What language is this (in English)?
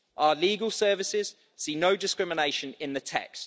English